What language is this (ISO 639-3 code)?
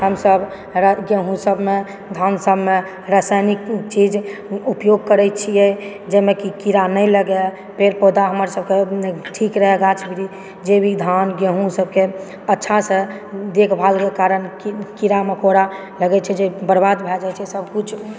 mai